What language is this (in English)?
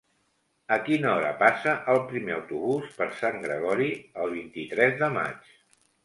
Catalan